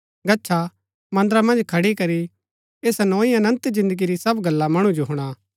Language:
Gaddi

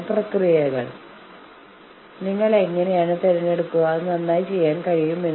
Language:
Malayalam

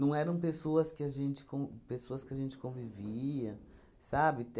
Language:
Portuguese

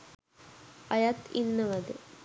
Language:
Sinhala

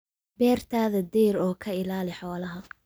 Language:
Somali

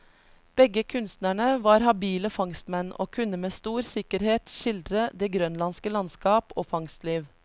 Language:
Norwegian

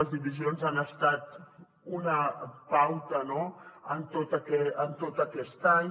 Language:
Catalan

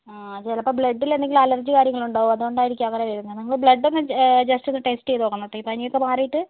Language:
Malayalam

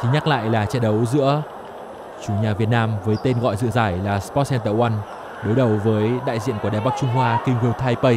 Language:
Vietnamese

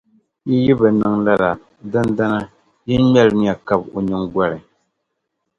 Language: Dagbani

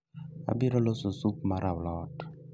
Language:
Luo (Kenya and Tanzania)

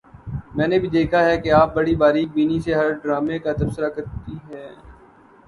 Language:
Urdu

